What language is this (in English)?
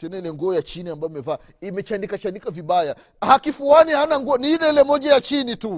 Swahili